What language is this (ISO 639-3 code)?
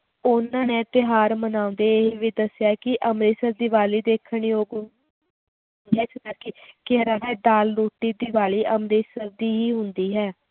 pan